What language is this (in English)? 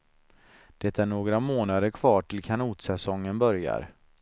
Swedish